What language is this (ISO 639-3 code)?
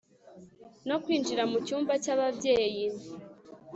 kin